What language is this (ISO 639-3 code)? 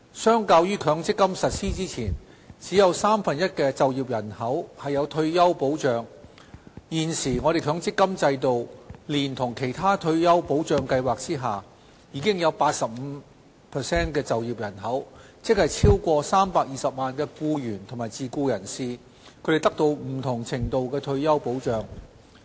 yue